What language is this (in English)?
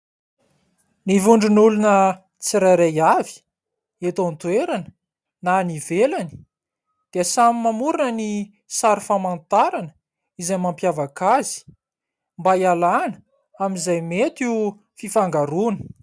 Malagasy